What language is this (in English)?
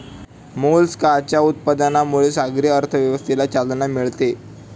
Marathi